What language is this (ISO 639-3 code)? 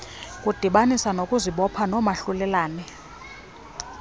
xho